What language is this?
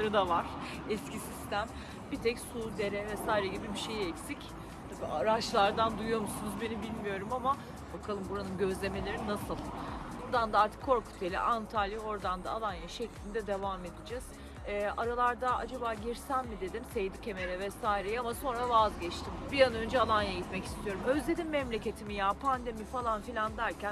Turkish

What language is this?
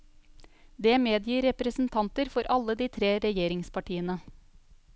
Norwegian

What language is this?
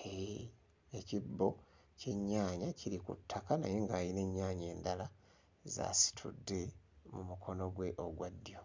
Ganda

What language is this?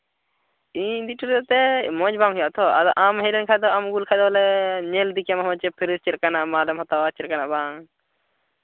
Santali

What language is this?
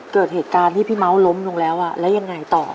Thai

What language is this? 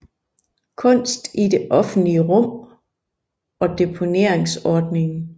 Danish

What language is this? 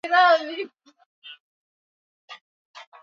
Swahili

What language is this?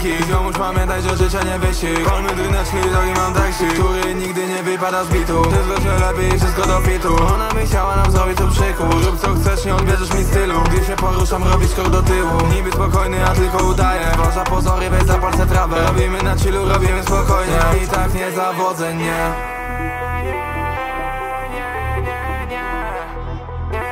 Polish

